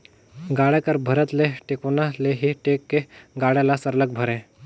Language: Chhattisgarhi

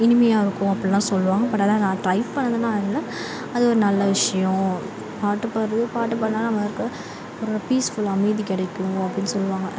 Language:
Tamil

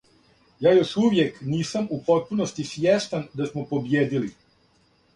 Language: Serbian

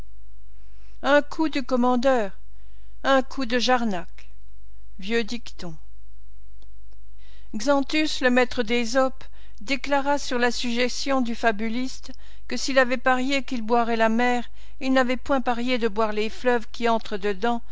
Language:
French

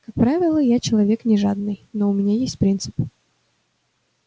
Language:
Russian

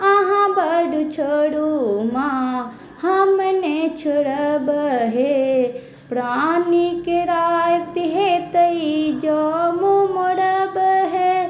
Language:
Maithili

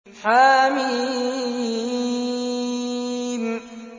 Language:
Arabic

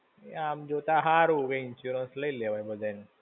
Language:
Gujarati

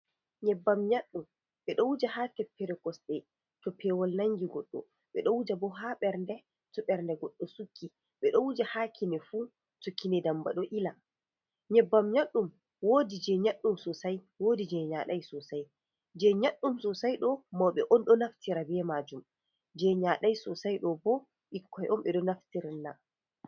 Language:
Fula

